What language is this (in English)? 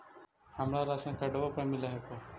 Magahi